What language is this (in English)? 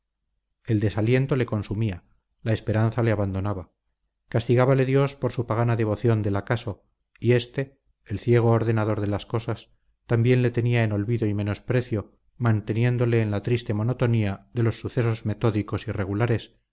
Spanish